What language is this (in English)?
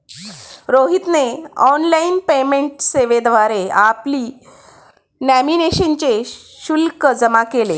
Marathi